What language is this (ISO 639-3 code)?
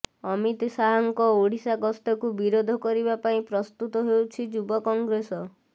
ori